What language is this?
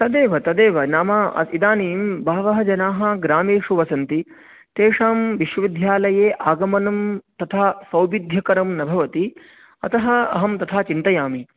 Sanskrit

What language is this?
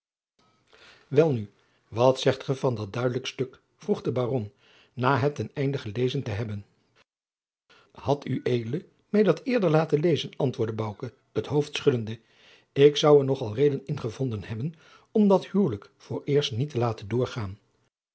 Dutch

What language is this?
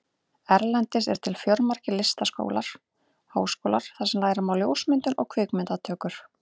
Icelandic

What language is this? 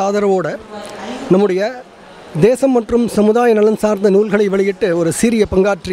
Turkish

